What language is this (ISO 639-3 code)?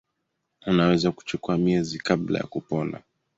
swa